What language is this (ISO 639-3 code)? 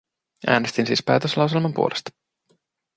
fin